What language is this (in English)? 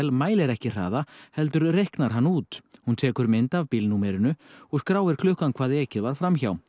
Icelandic